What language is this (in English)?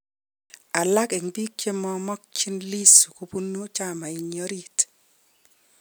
Kalenjin